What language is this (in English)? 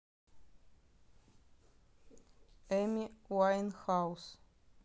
Russian